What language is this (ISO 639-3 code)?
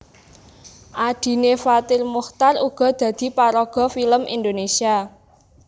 jav